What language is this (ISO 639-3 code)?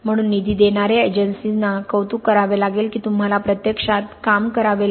mar